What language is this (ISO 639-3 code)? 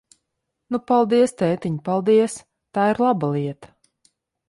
lav